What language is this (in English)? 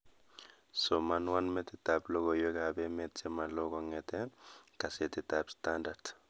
Kalenjin